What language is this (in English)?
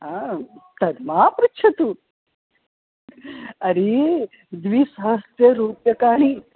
Sanskrit